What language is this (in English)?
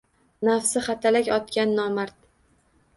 Uzbek